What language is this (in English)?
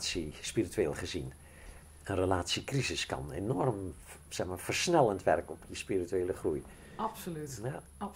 Dutch